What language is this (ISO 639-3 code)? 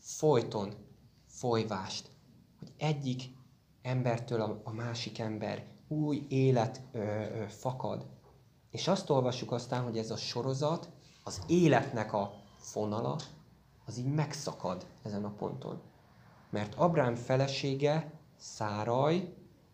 hun